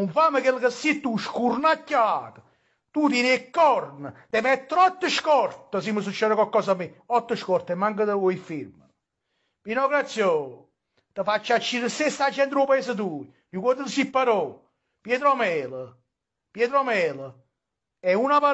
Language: Italian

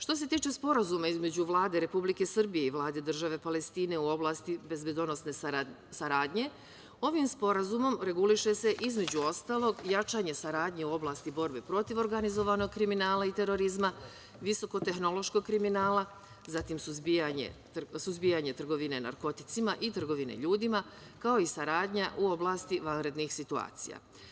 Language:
Serbian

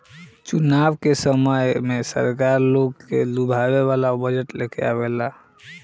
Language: Bhojpuri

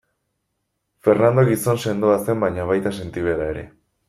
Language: Basque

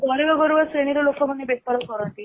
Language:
Odia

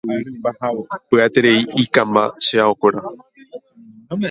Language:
Guarani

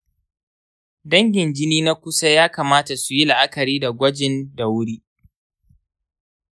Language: Hausa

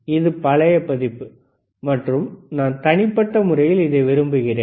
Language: Tamil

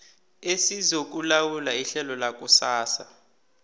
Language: South Ndebele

